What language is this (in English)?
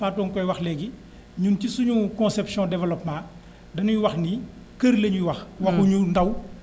Wolof